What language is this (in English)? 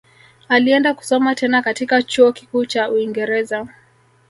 Swahili